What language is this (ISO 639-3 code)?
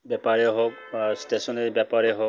asm